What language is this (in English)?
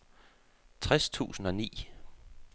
Danish